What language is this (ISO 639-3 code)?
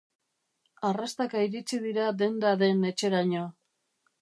eus